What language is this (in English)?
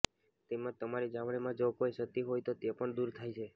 Gujarati